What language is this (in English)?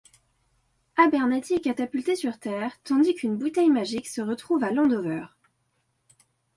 French